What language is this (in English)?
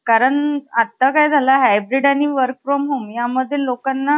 Marathi